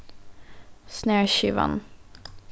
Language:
Faroese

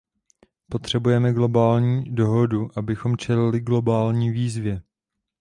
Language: Czech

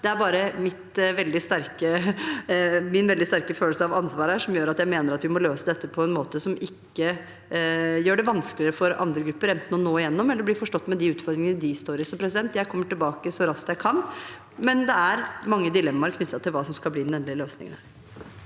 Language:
Norwegian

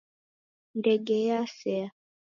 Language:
Taita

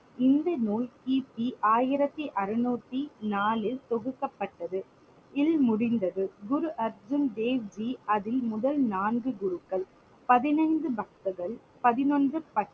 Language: Tamil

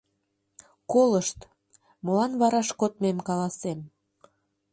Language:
Mari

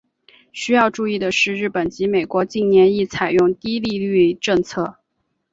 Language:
Chinese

